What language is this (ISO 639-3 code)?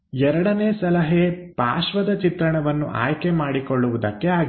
kan